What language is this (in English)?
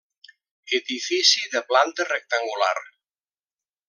Catalan